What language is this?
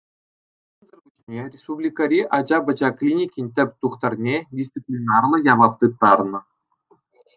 Chuvash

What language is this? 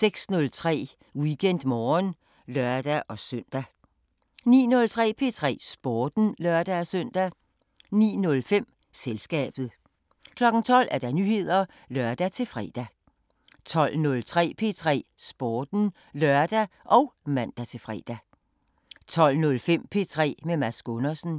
Danish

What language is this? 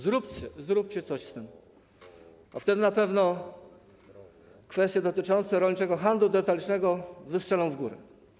Polish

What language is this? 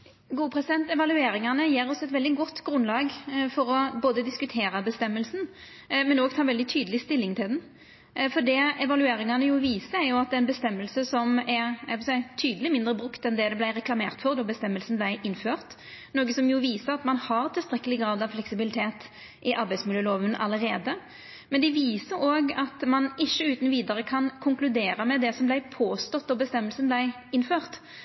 Norwegian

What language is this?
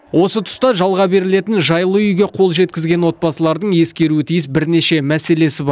Kazakh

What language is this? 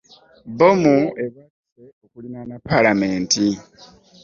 Ganda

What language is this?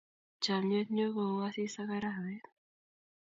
Kalenjin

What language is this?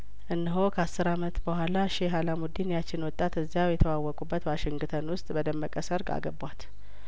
Amharic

